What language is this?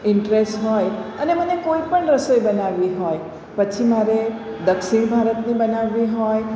Gujarati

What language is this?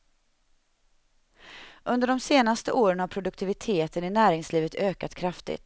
Swedish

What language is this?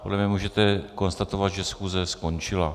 Czech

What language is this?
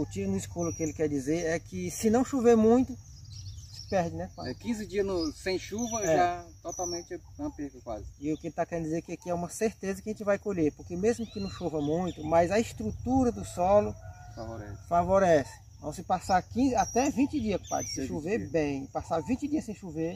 Portuguese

